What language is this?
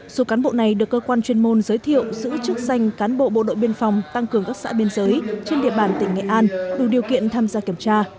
Vietnamese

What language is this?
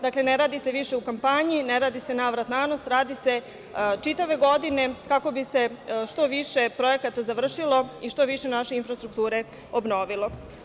Serbian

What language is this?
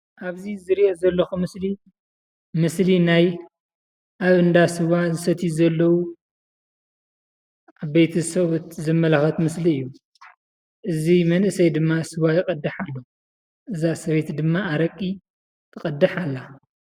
Tigrinya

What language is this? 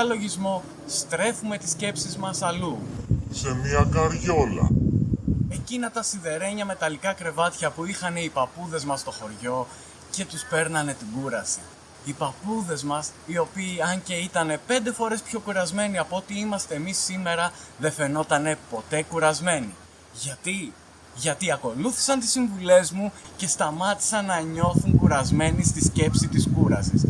Greek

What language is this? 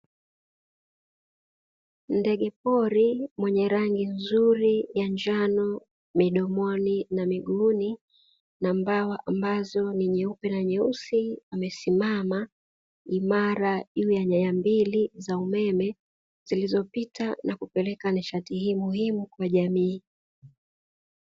Swahili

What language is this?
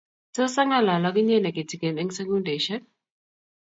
Kalenjin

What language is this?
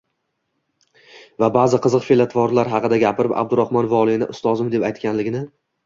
Uzbek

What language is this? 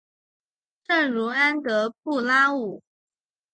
Chinese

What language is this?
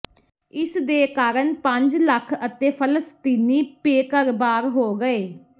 Punjabi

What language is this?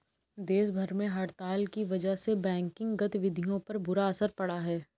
Hindi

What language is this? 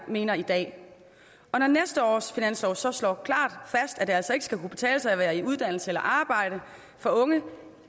Danish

